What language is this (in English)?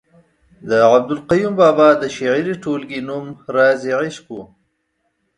Pashto